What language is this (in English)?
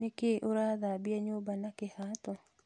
Kikuyu